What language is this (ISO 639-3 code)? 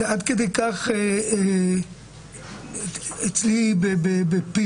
heb